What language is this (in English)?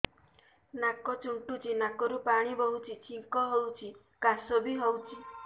Odia